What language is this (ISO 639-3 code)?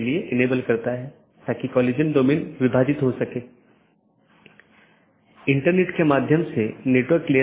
hin